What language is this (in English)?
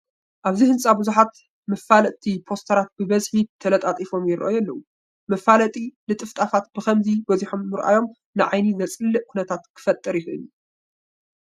Tigrinya